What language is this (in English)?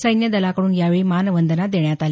Marathi